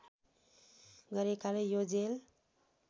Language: Nepali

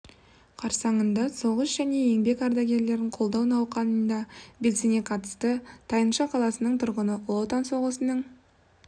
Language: Kazakh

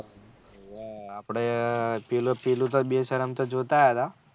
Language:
Gujarati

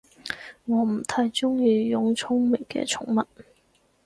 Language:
Cantonese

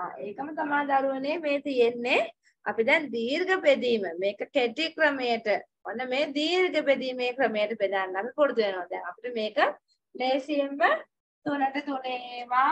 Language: Thai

